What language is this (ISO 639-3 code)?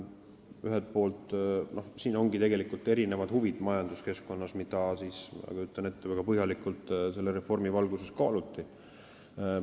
est